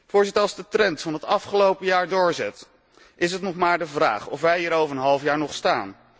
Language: Dutch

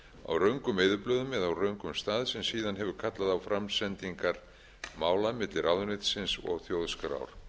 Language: Icelandic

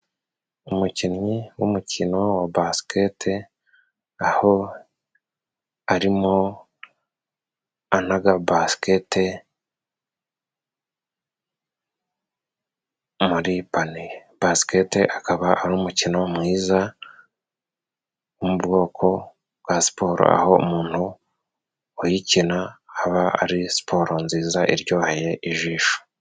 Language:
Kinyarwanda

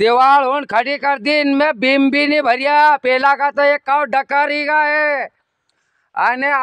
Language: Hindi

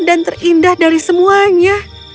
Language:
Indonesian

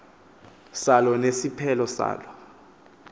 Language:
Xhosa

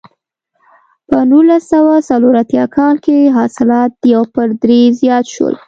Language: Pashto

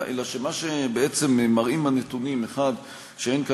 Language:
Hebrew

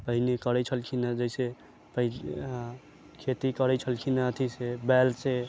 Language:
Maithili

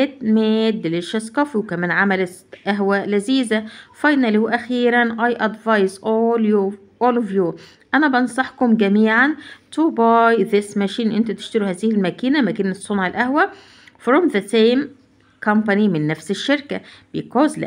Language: Arabic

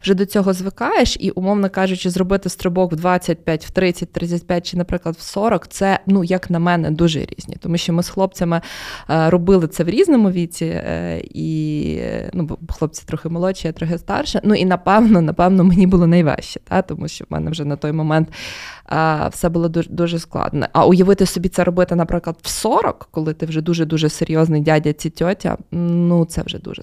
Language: Ukrainian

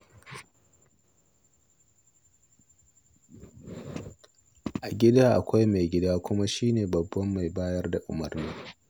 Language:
Hausa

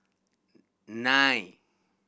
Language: English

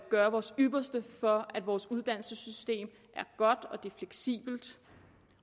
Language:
Danish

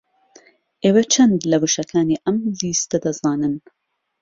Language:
Central Kurdish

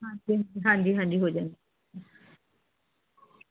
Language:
Punjabi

